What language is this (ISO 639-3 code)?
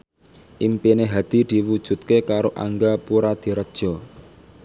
jav